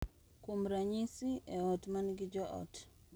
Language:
Luo (Kenya and Tanzania)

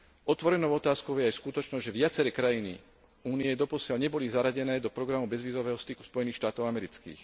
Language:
Slovak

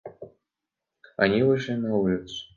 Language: Russian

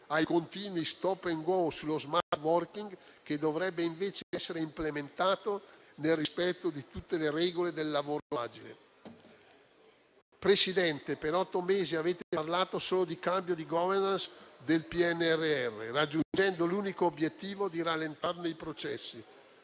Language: Italian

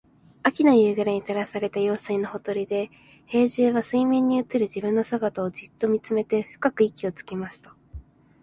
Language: Japanese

